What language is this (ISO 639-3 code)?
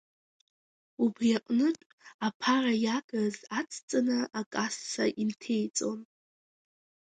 abk